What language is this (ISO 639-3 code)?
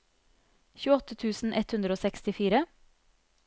nor